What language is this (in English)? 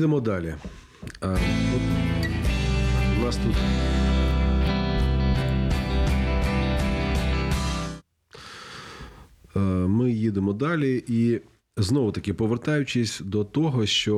Ukrainian